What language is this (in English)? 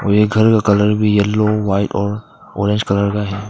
Hindi